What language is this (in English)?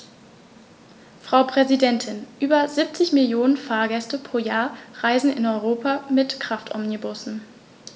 German